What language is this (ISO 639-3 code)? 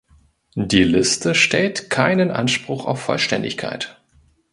deu